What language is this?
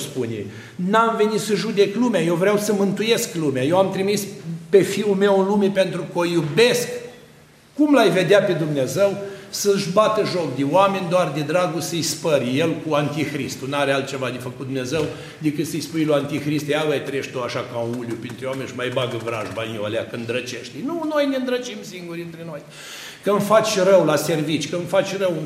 Romanian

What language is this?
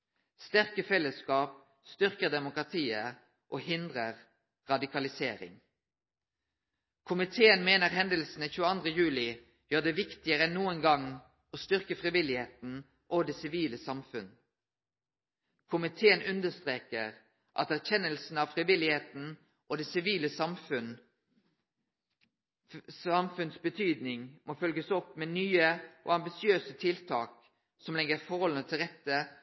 Norwegian Nynorsk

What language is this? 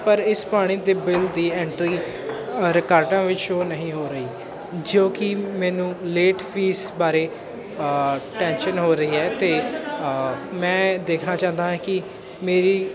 Punjabi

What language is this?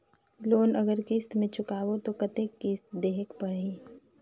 Chhattisgarhi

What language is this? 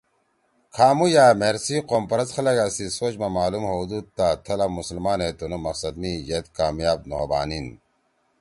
Torwali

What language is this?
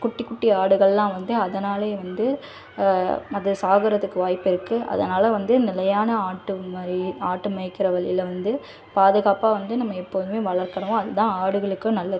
Tamil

